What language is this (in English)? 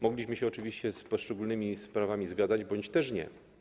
Polish